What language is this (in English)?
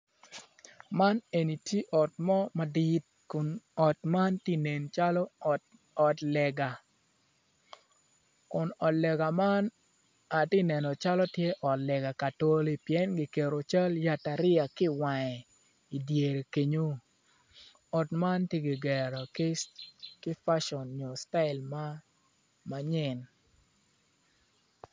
Acoli